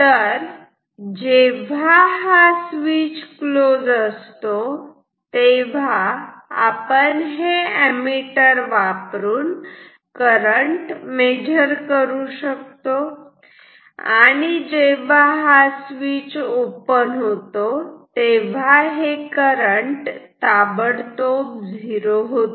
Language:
Marathi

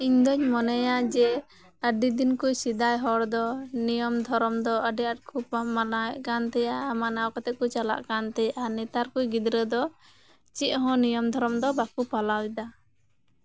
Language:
Santali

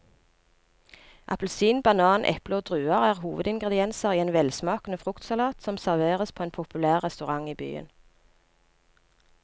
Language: Norwegian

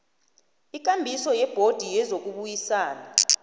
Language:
South Ndebele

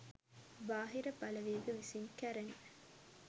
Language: Sinhala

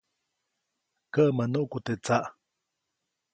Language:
Copainalá Zoque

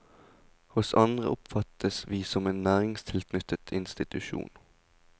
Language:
Norwegian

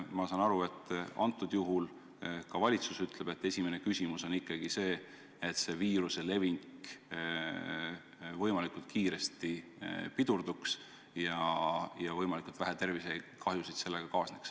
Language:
Estonian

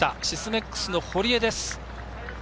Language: Japanese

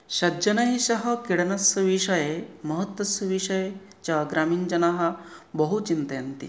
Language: Sanskrit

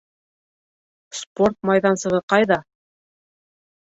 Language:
Bashkir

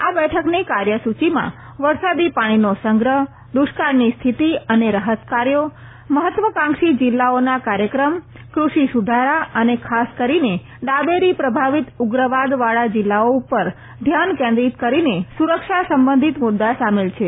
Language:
Gujarati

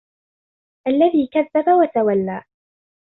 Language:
Arabic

